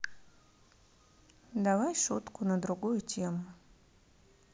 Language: Russian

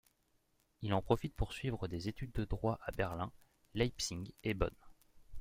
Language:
French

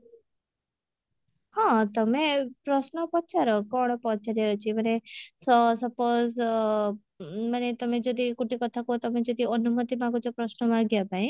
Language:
Odia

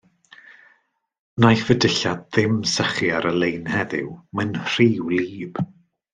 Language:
Welsh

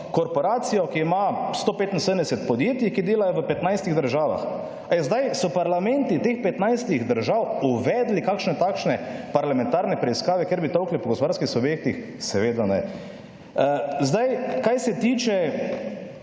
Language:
Slovenian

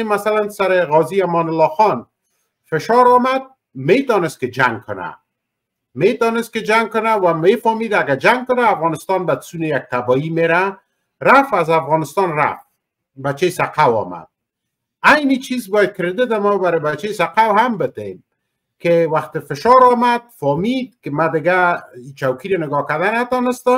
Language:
Persian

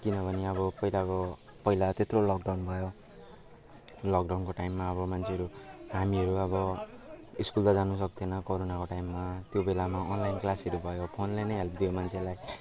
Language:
Nepali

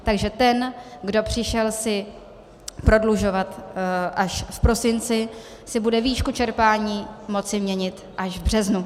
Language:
Czech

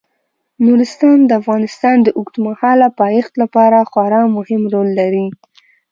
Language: Pashto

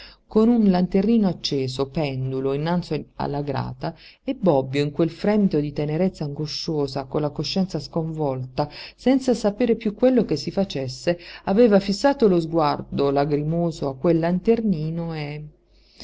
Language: Italian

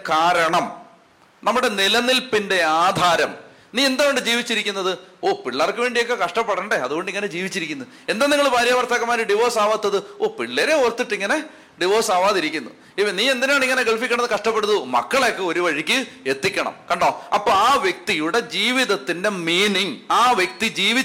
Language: Malayalam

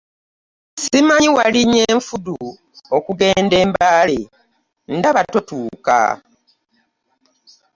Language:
Ganda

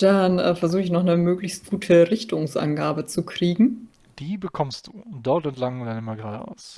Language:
German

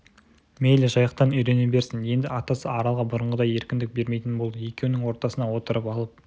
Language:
Kazakh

